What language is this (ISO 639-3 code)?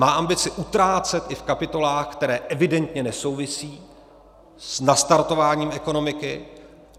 ces